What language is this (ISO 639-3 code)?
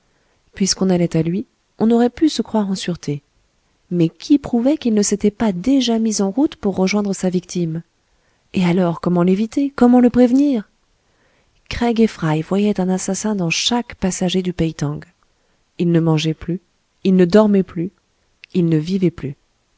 fra